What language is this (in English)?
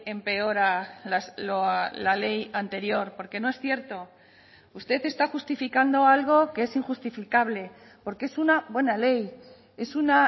Spanish